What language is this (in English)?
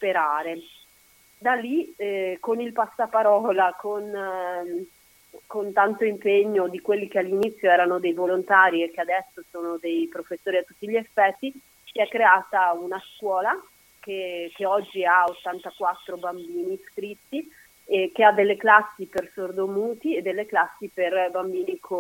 Italian